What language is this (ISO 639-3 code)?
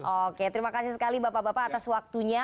ind